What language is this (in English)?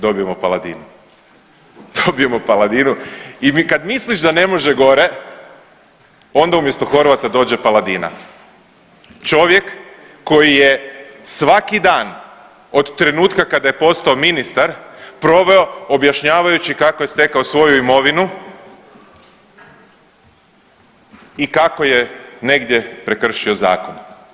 Croatian